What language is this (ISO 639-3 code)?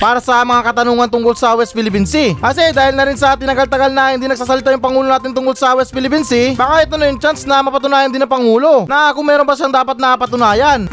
fil